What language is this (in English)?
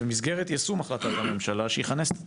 Hebrew